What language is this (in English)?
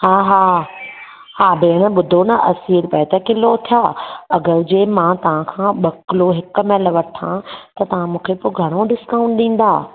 Sindhi